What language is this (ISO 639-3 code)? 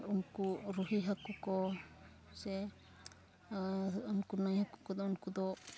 sat